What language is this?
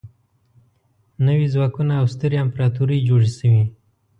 Pashto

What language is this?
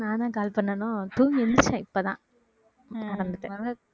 Tamil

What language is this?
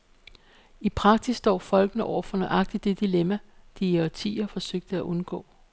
Danish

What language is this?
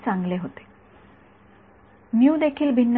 Marathi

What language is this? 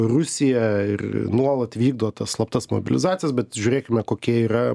Lithuanian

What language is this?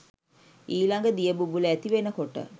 Sinhala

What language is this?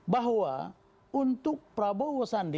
Indonesian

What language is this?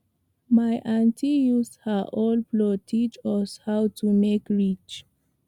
Nigerian Pidgin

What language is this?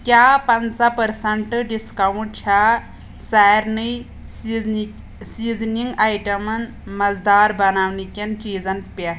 Kashmiri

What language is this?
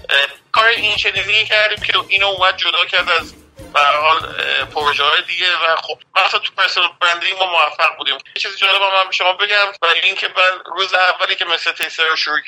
Persian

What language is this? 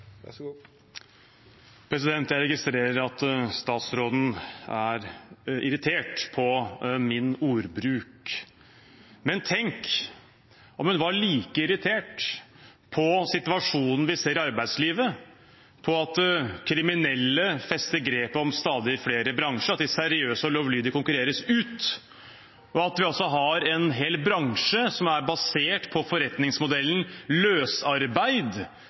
Norwegian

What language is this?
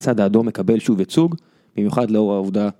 Hebrew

